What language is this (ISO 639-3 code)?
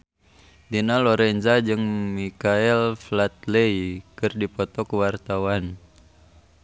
sun